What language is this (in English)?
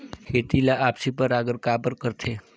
Chhattisgarhi